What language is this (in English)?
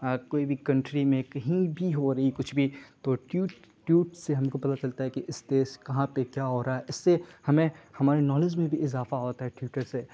Urdu